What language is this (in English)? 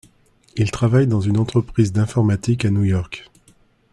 French